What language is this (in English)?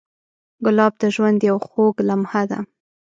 Pashto